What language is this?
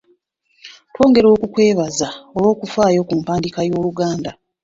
Ganda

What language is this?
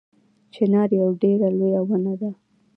Pashto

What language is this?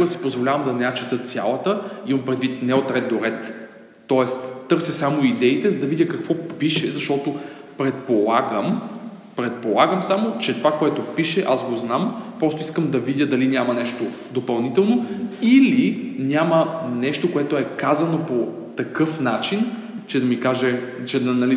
Bulgarian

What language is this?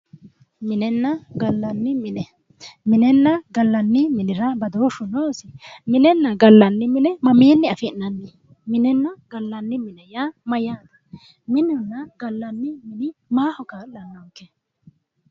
Sidamo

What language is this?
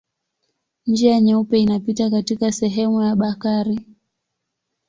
Swahili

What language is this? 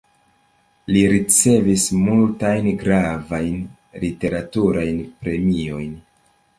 Esperanto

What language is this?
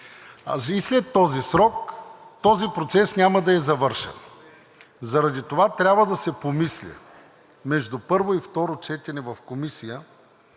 Bulgarian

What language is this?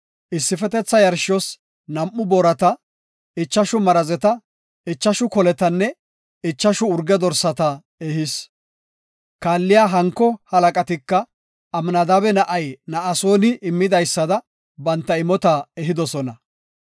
Gofa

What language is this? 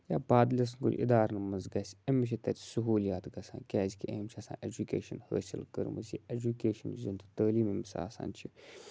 Kashmiri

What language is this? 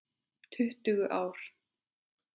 Icelandic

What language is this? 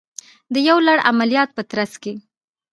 Pashto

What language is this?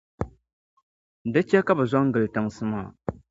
Dagbani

